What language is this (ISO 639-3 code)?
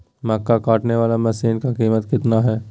mag